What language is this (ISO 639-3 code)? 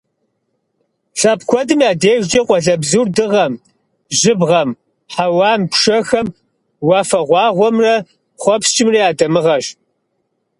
kbd